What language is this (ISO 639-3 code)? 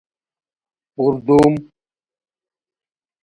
khw